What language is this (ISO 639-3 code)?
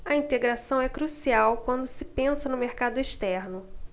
por